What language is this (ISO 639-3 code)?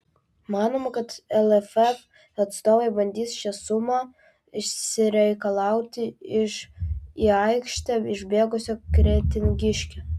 lit